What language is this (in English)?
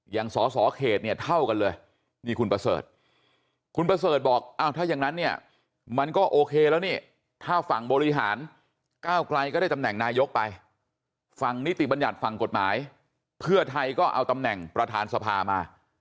Thai